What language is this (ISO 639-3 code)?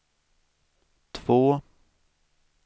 swe